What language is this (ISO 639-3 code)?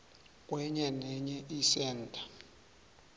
nbl